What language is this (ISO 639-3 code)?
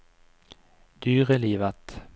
nor